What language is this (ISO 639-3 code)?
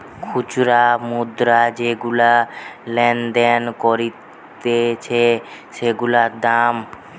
ben